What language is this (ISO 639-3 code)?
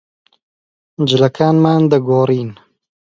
ckb